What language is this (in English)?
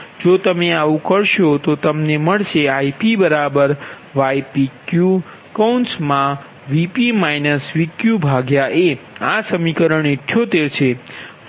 Gujarati